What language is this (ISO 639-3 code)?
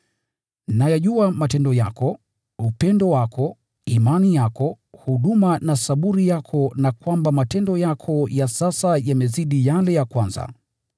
swa